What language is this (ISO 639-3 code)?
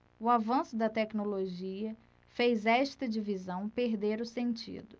por